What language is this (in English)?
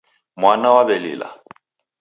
Taita